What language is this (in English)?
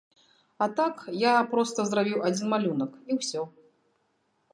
Belarusian